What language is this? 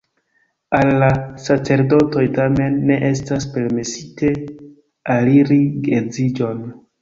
Esperanto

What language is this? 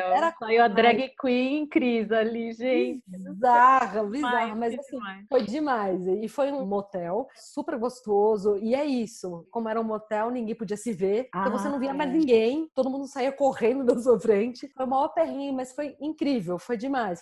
Portuguese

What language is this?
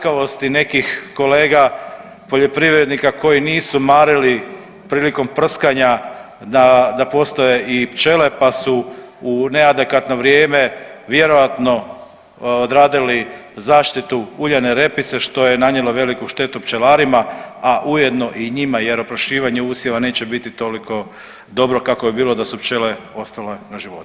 Croatian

